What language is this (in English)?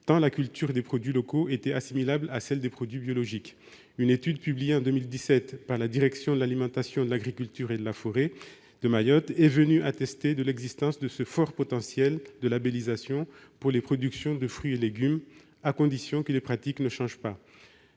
French